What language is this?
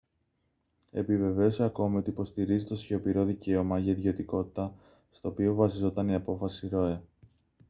Greek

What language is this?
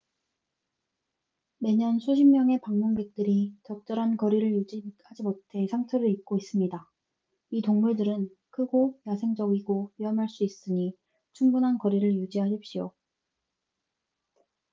Korean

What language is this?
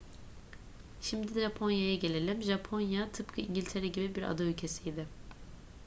Turkish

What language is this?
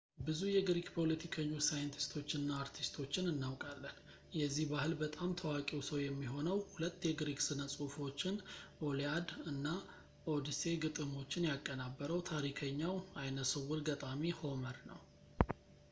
Amharic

